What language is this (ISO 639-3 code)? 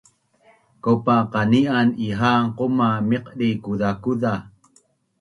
bnn